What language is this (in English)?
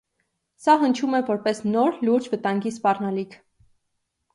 Armenian